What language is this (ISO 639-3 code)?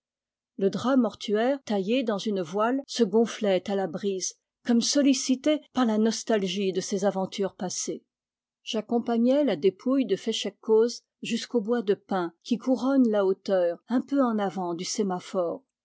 fra